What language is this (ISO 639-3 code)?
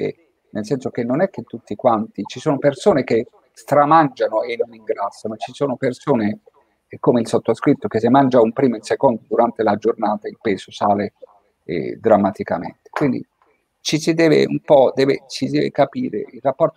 ita